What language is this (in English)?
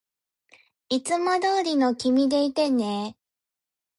Japanese